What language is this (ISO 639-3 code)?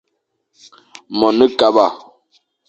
fan